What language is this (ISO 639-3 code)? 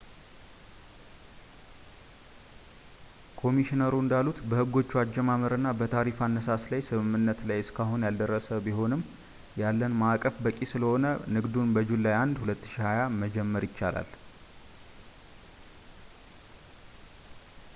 amh